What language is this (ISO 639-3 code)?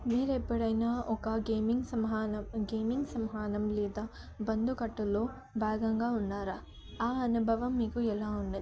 tel